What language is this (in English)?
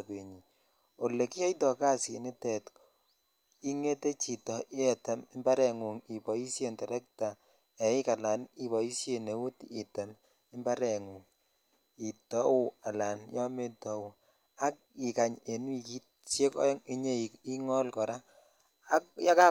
Kalenjin